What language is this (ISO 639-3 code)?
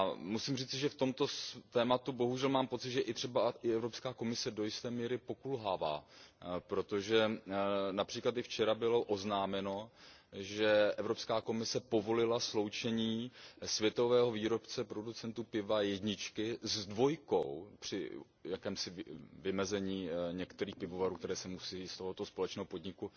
ces